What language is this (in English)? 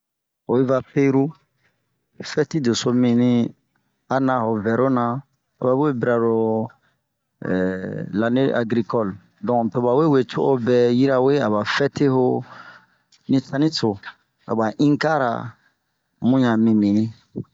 Bomu